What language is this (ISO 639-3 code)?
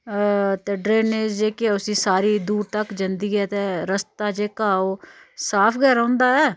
doi